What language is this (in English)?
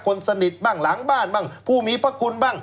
Thai